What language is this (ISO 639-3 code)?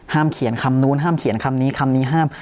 tha